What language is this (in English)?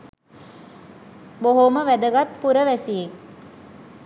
Sinhala